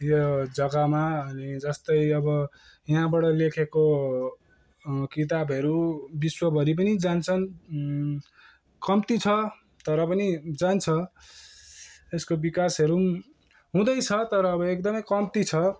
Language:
Nepali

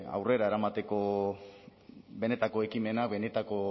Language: Basque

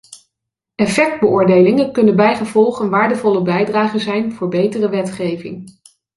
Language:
Dutch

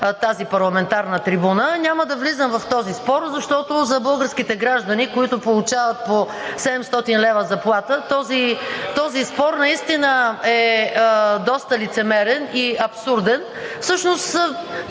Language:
Bulgarian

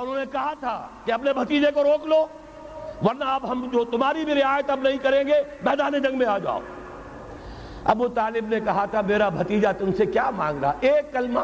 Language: Urdu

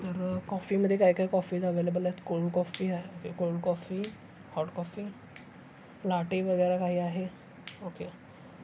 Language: Marathi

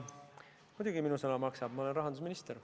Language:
Estonian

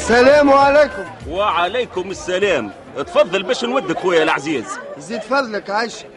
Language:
Arabic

